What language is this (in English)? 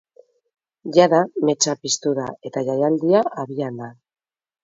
Basque